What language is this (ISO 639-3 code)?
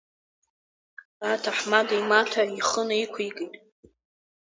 abk